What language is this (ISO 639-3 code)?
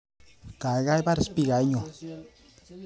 kln